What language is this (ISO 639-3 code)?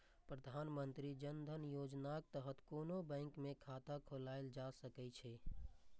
mai